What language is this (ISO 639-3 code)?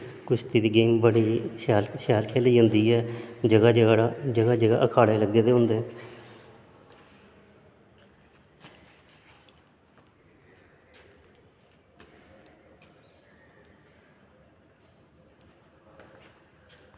doi